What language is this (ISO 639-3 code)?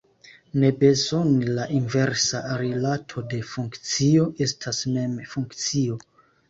epo